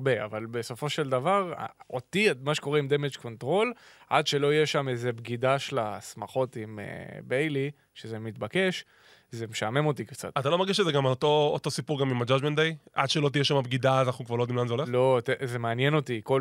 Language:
Hebrew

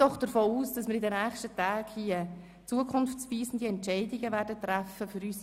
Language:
Swiss German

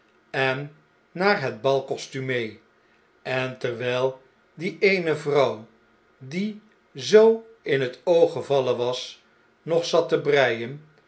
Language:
Dutch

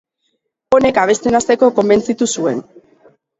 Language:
Basque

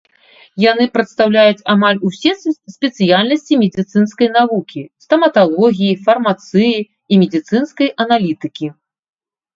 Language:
Belarusian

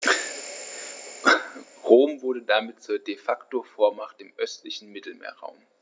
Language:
German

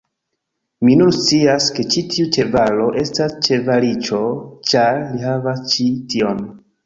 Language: Esperanto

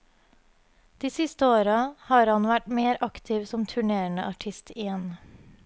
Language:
Norwegian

